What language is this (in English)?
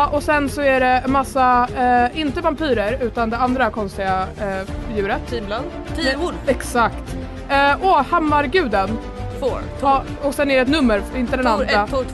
Swedish